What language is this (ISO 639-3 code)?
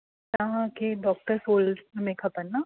snd